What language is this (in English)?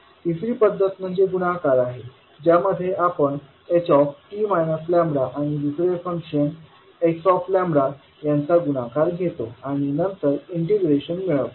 Marathi